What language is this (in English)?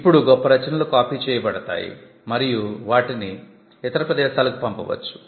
Telugu